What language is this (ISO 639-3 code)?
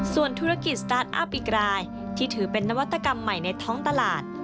tha